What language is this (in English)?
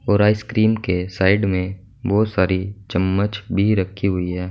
Hindi